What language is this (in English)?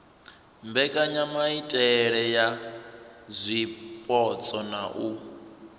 Venda